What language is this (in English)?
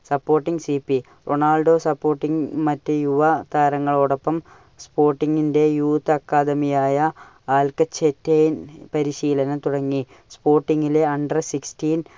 Malayalam